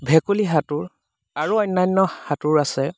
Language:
Assamese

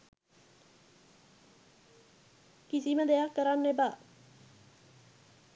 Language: Sinhala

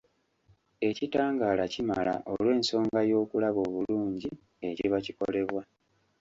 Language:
Ganda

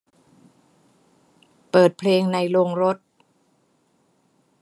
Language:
Thai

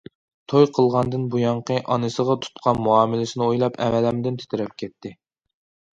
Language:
Uyghur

